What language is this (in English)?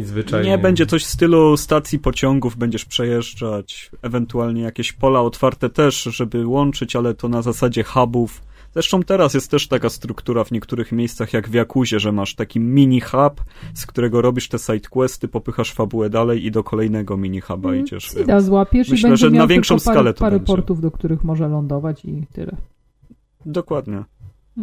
Polish